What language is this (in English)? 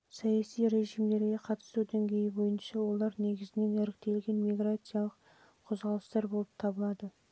Kazakh